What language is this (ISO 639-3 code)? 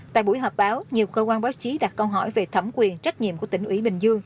vie